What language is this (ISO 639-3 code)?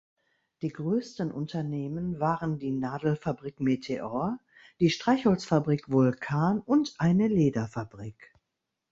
deu